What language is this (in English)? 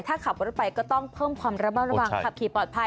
Thai